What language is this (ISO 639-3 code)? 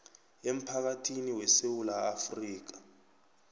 nbl